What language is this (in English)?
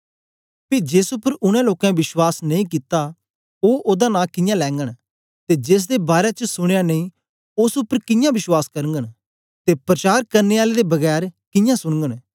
Dogri